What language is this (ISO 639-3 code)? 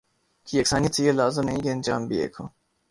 urd